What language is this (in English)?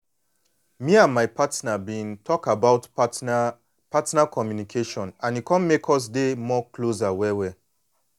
Nigerian Pidgin